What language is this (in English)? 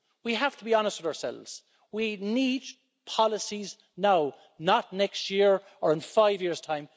English